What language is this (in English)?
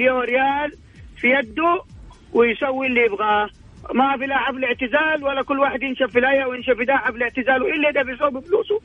Arabic